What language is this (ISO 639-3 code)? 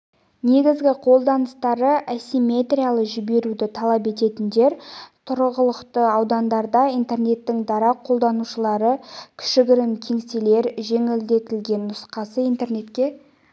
kaz